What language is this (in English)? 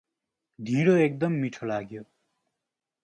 Nepali